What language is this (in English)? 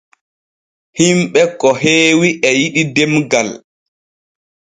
Borgu Fulfulde